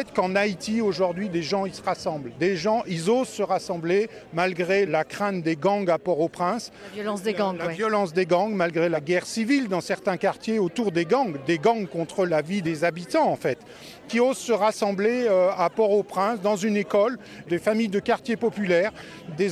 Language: French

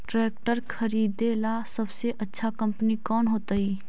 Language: Magahi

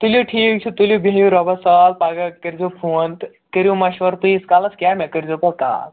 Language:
Kashmiri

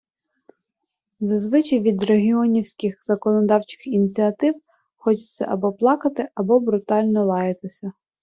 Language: Ukrainian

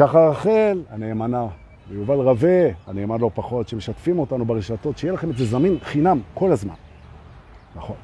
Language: Hebrew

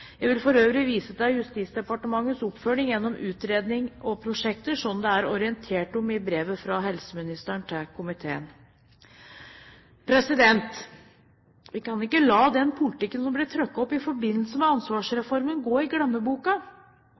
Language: Norwegian Bokmål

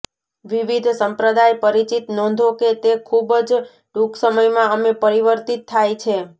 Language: Gujarati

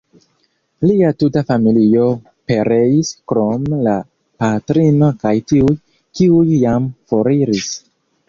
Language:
Esperanto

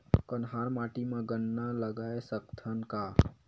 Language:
Chhattisgarhi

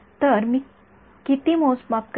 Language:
Marathi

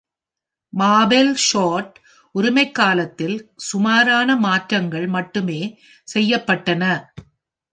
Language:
Tamil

